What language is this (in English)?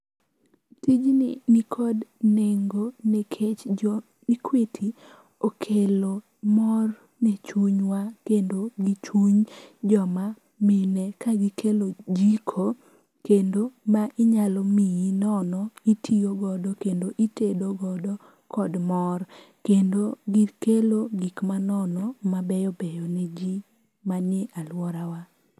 Luo (Kenya and Tanzania)